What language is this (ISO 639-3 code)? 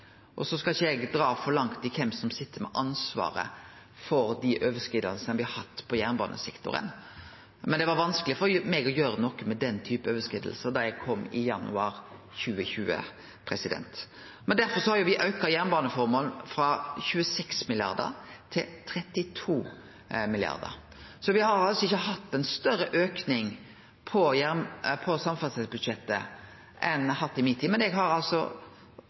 nno